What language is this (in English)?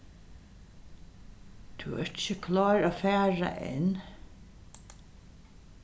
Faroese